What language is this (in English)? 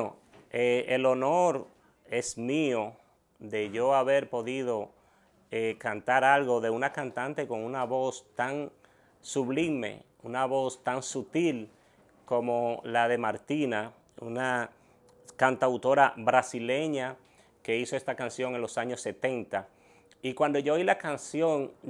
Spanish